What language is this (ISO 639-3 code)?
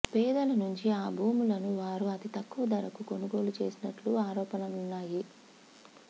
tel